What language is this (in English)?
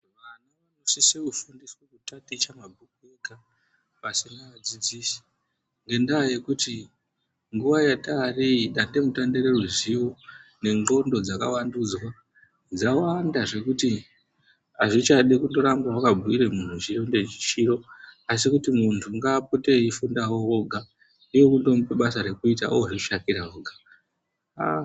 Ndau